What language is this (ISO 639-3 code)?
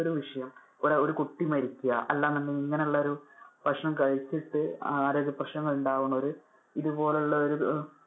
mal